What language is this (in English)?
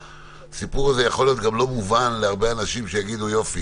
Hebrew